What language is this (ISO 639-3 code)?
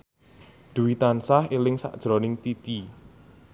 jav